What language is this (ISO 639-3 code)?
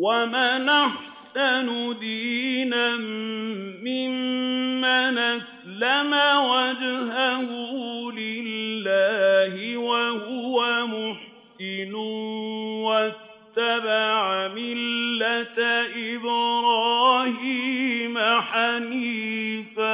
ara